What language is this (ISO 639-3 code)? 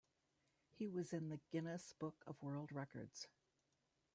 eng